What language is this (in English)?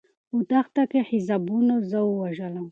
Pashto